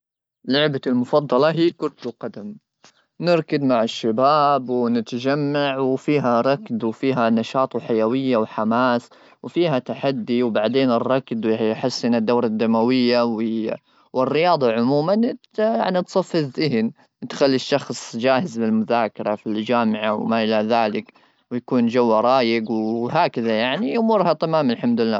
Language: Gulf Arabic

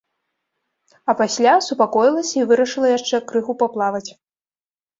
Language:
Belarusian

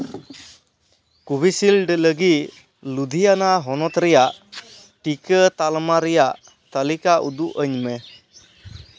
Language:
Santali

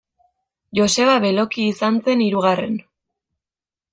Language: Basque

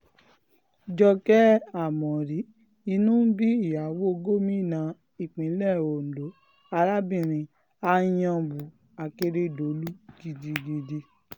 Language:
Yoruba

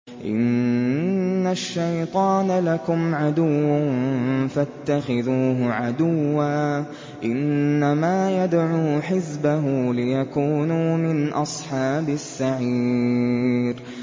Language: Arabic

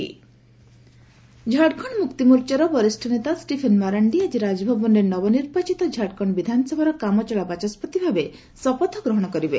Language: Odia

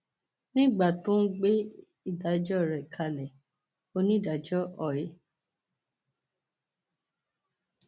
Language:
Yoruba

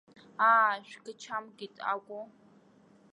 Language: Abkhazian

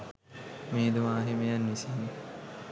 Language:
Sinhala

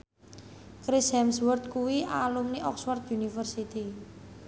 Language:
Javanese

